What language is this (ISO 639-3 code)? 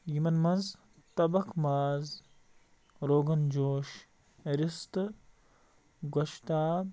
kas